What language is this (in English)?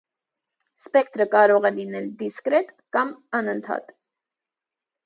Armenian